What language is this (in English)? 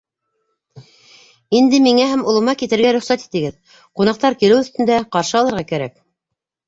Bashkir